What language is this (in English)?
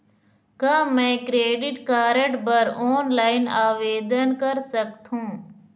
Chhattisgarhi